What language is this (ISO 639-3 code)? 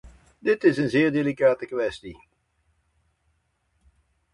nld